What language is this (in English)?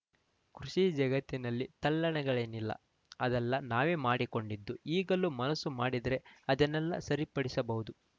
Kannada